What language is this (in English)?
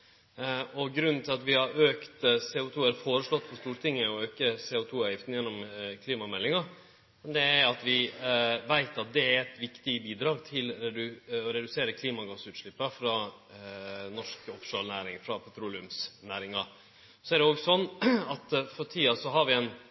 Norwegian Nynorsk